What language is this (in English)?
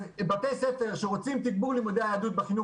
Hebrew